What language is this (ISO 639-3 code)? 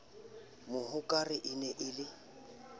sot